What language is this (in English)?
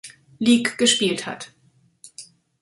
German